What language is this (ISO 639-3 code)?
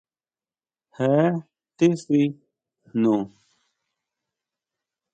mau